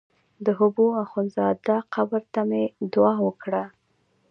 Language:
Pashto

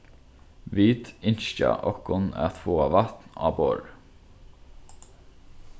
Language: Faroese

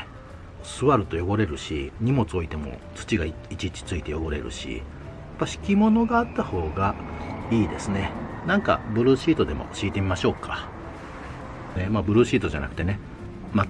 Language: Japanese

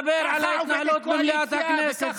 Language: Hebrew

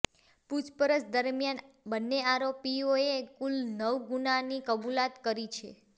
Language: Gujarati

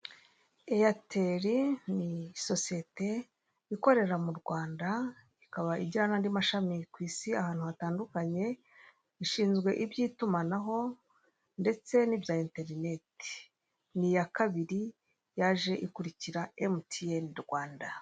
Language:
Kinyarwanda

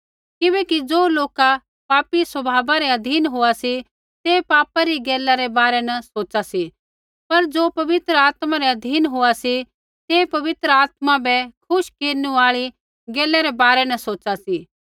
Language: Kullu Pahari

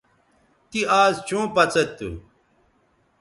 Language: Bateri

